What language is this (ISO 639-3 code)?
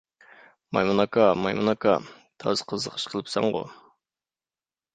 uig